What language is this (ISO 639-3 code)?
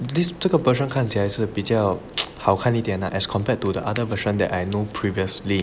eng